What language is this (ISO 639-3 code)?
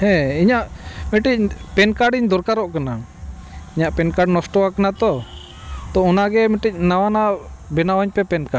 sat